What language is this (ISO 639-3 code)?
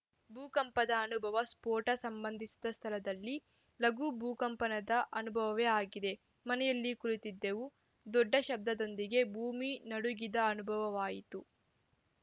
kan